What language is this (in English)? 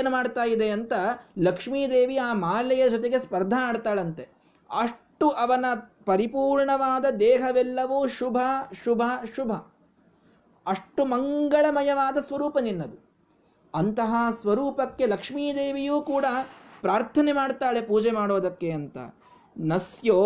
Kannada